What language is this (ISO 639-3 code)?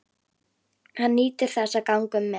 isl